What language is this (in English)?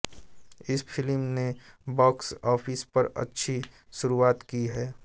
Hindi